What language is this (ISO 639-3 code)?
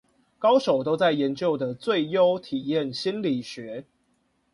zho